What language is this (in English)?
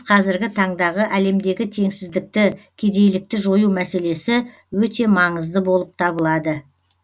Kazakh